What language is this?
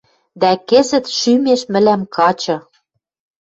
Western Mari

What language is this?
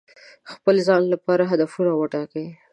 Pashto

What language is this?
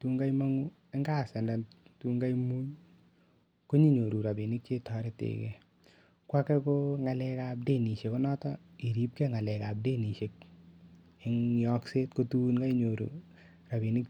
Kalenjin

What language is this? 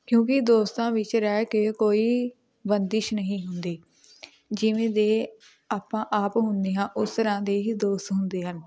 Punjabi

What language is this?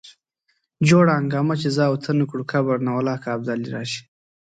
Pashto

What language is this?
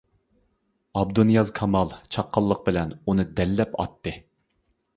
Uyghur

